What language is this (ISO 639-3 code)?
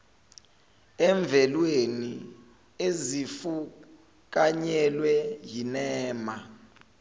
zul